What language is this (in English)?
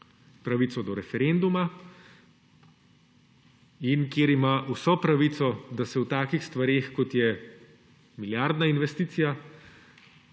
Slovenian